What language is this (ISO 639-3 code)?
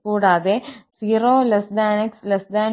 mal